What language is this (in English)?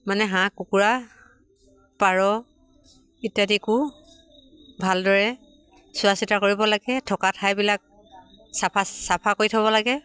Assamese